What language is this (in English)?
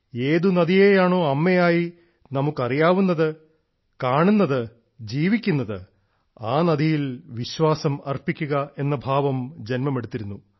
Malayalam